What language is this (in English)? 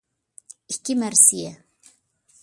Uyghur